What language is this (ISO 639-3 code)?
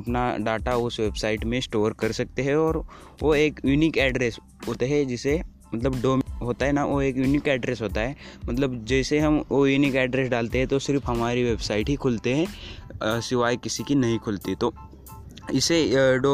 hin